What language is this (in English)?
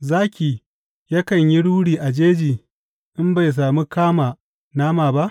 Hausa